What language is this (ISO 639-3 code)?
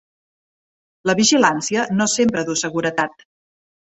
cat